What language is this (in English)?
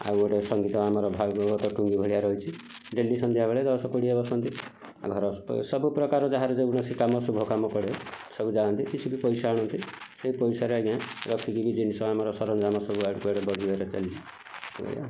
Odia